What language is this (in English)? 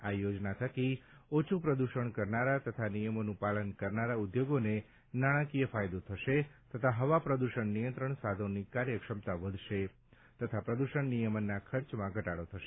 Gujarati